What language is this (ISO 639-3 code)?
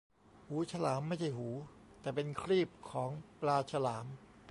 tha